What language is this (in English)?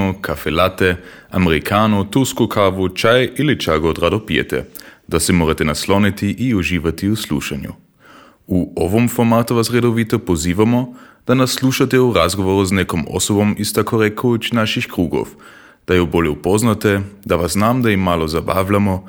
Croatian